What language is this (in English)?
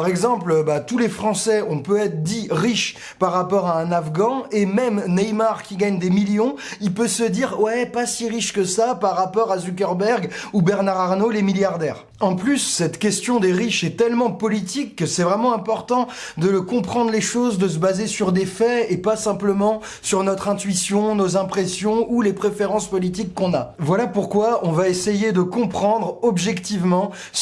French